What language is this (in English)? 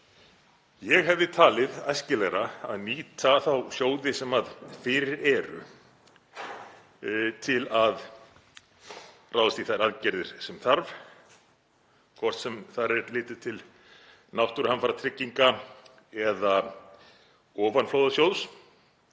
Icelandic